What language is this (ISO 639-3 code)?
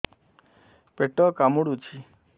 ori